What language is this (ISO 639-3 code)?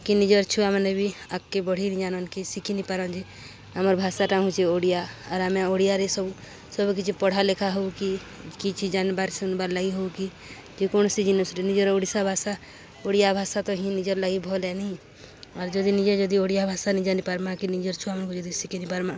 ori